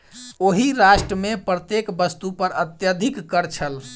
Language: Maithili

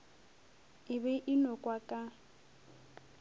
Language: Northern Sotho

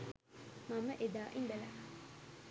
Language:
Sinhala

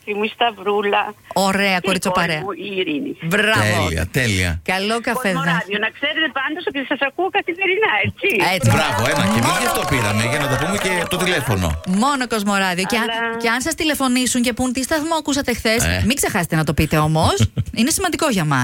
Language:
Greek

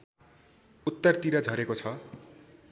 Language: Nepali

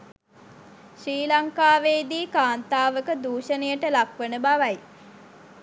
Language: Sinhala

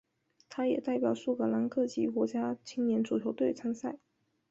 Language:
Chinese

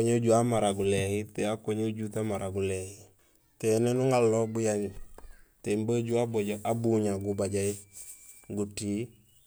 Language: Gusilay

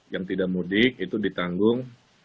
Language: Indonesian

